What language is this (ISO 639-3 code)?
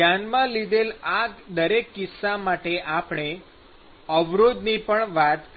guj